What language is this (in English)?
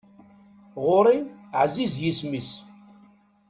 Kabyle